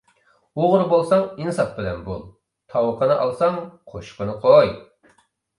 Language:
Uyghur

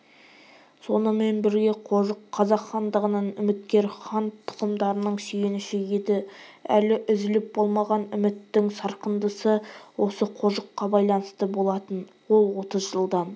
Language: Kazakh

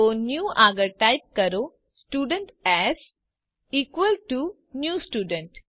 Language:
Gujarati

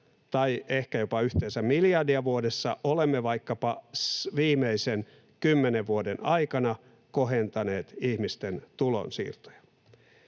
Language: Finnish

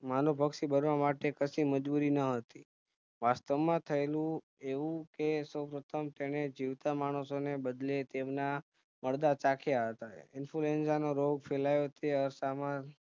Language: Gujarati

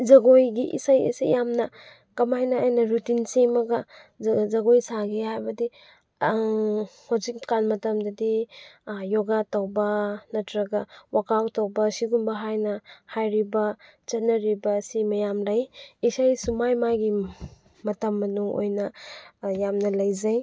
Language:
Manipuri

